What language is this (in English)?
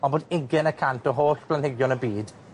Welsh